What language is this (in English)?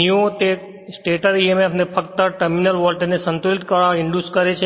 Gujarati